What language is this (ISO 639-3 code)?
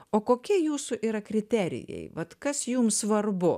lit